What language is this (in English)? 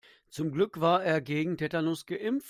German